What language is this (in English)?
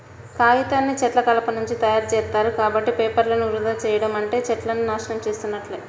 Telugu